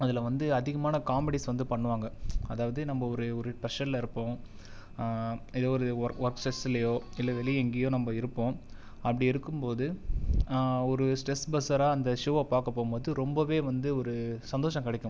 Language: Tamil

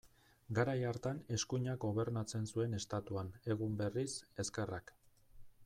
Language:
Basque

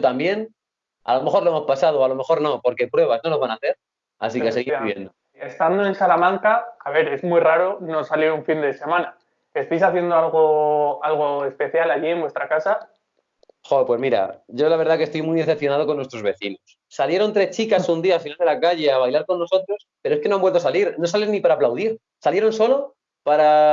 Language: Spanish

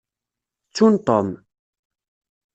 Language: Kabyle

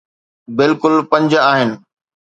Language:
Sindhi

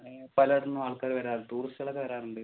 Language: Malayalam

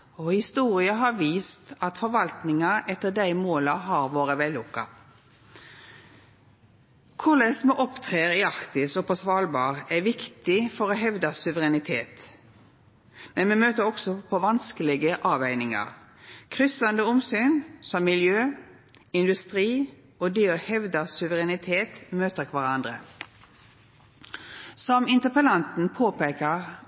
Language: Norwegian Nynorsk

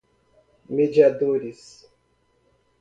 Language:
Portuguese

